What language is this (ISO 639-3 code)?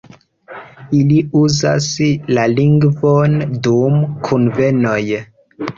epo